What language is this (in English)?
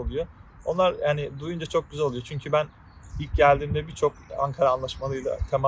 Turkish